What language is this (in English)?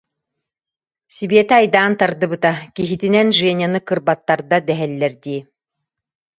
Yakut